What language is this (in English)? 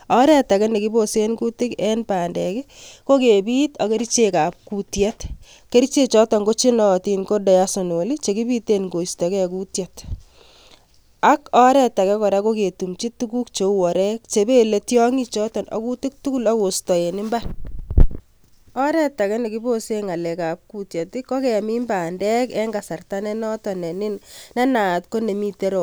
Kalenjin